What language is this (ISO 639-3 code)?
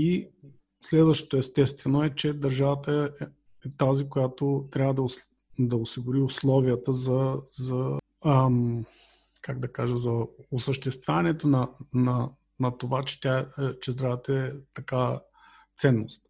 bul